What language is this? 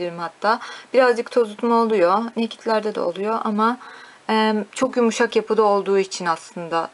Turkish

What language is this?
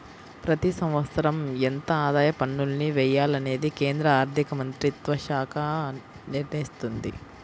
Telugu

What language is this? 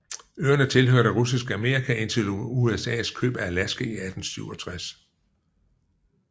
Danish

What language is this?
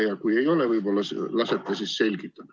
Estonian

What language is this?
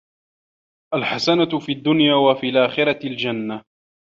Arabic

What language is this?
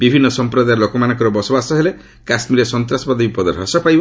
Odia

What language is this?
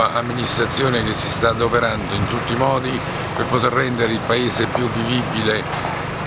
Italian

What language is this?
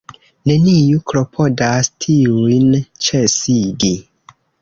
Esperanto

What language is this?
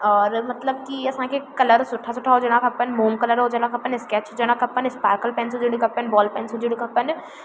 Sindhi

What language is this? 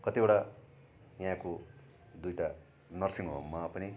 Nepali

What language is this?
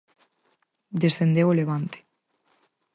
Galician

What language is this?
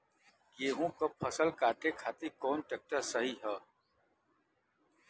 Bhojpuri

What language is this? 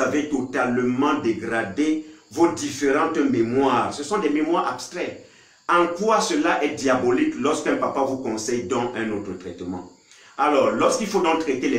French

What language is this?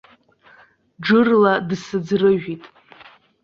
Abkhazian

